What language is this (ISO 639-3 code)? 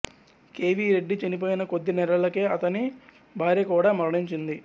tel